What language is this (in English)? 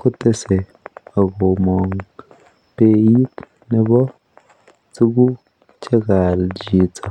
Kalenjin